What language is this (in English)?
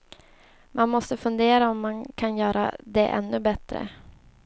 Swedish